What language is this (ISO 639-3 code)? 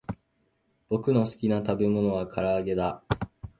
jpn